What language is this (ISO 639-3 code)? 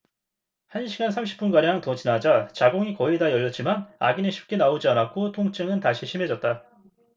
kor